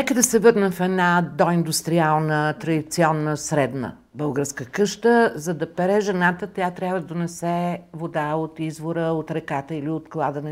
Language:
Bulgarian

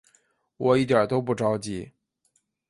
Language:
Chinese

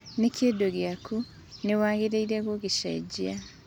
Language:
Kikuyu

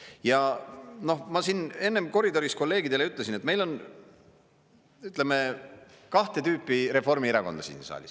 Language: Estonian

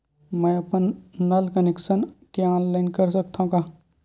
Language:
Chhattisgarhi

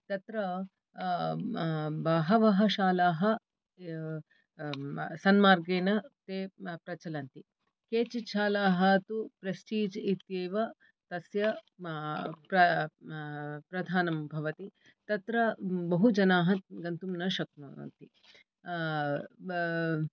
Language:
Sanskrit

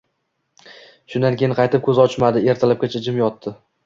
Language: Uzbek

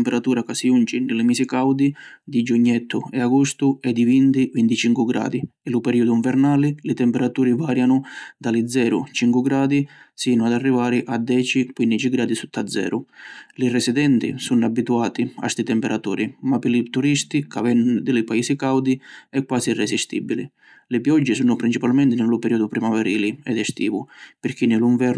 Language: Sicilian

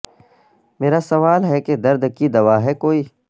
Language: Urdu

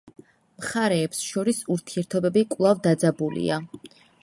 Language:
Georgian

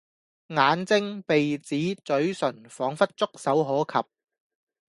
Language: Cantonese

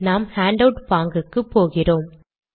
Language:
Tamil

